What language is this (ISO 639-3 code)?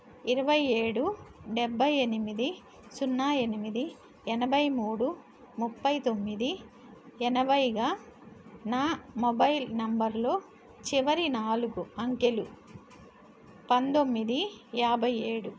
tel